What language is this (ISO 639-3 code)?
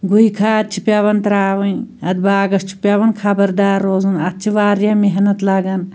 kas